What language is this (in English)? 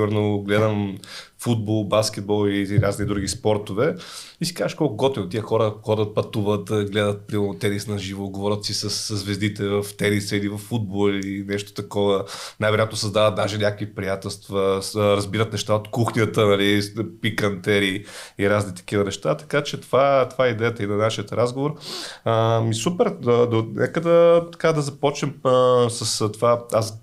Bulgarian